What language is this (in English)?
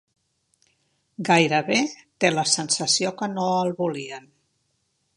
Catalan